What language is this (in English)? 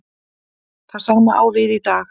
Icelandic